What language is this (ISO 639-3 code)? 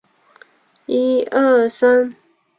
zho